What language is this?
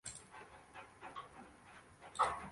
Uzbek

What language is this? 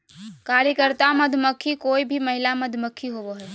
Magahi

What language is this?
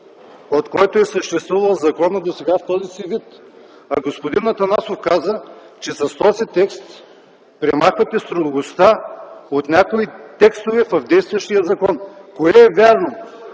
Bulgarian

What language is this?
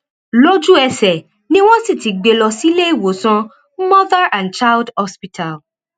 Yoruba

